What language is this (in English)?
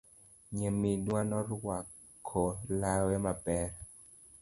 Luo (Kenya and Tanzania)